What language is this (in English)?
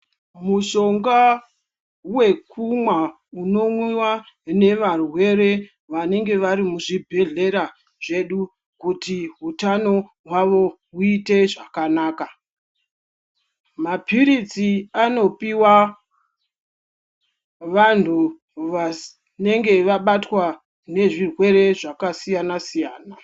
Ndau